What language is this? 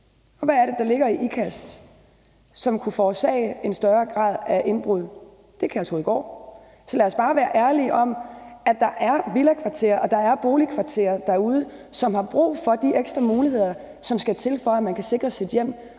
Danish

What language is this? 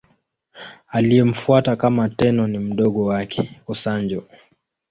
Swahili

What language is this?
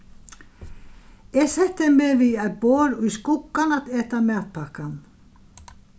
Faroese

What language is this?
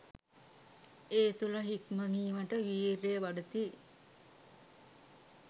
Sinhala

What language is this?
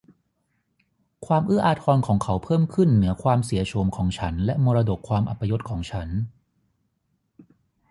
Thai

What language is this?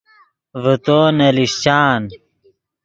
Yidgha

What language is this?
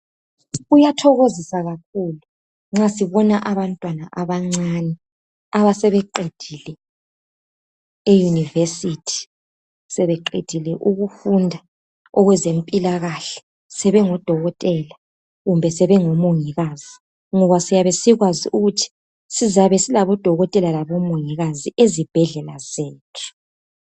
North Ndebele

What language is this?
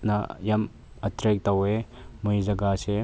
Manipuri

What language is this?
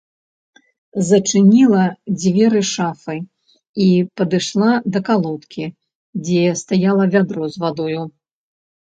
Belarusian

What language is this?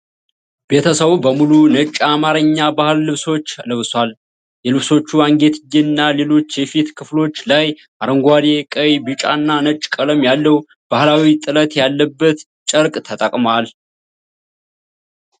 Amharic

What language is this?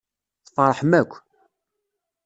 Kabyle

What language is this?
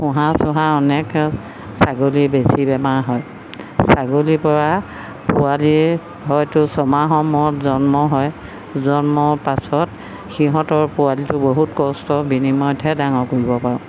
Assamese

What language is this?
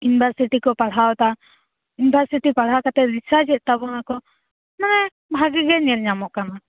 Santali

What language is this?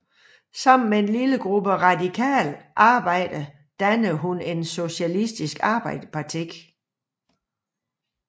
Danish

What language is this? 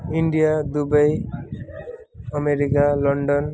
Nepali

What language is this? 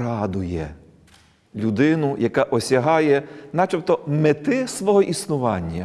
Ukrainian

